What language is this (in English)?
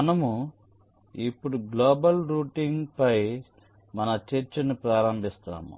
Telugu